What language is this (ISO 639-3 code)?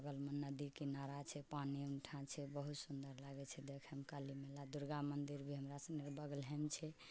mai